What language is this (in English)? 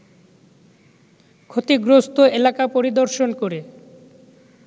Bangla